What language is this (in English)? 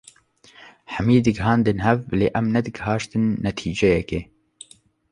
Kurdish